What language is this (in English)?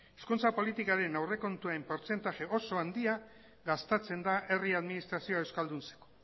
Basque